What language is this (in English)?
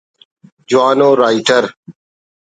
Brahui